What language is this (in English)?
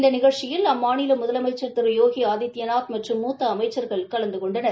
Tamil